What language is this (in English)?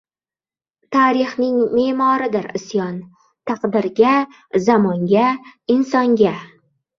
Uzbek